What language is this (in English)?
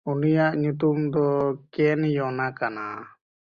Santali